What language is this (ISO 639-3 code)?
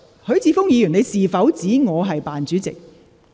yue